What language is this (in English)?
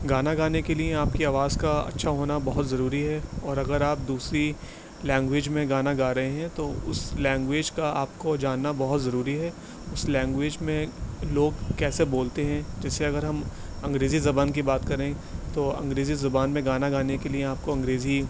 Urdu